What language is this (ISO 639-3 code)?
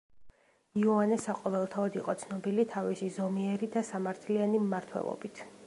kat